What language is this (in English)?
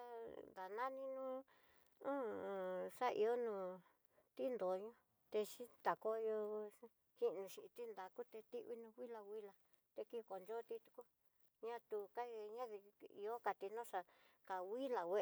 Tidaá Mixtec